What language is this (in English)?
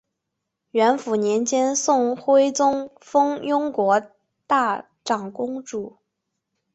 Chinese